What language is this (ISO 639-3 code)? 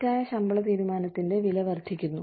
mal